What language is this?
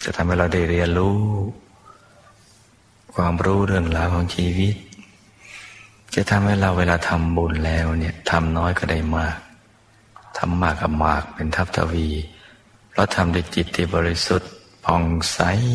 Thai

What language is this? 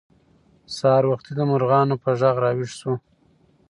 Pashto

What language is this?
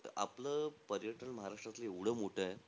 Marathi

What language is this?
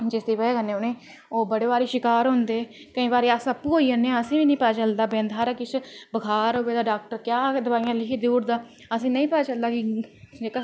Dogri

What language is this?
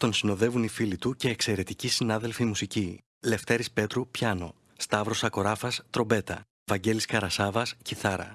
Greek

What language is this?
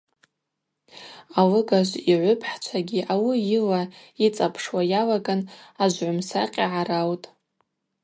Abaza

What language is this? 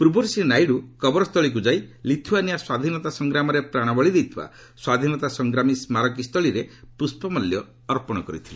Odia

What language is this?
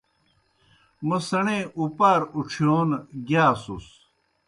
Kohistani Shina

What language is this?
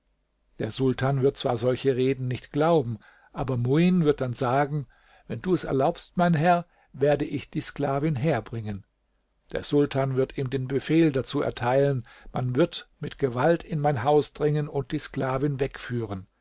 German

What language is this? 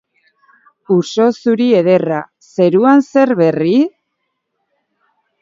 Basque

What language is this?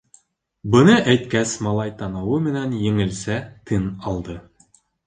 Bashkir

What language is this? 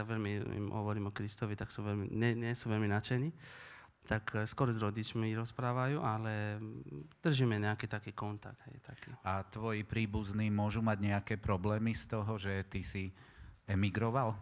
Slovak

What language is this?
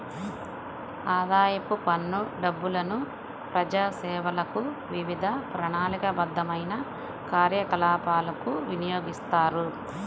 Telugu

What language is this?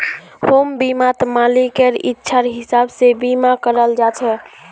Magahi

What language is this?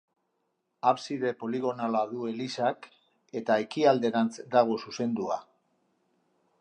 Basque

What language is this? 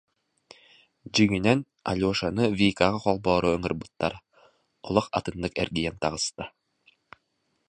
Yakut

